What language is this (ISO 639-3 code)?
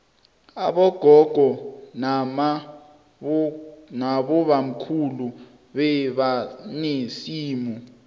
nbl